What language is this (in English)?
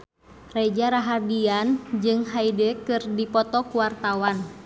Sundanese